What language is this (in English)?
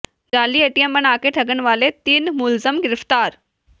Punjabi